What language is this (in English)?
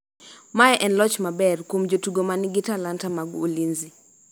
Luo (Kenya and Tanzania)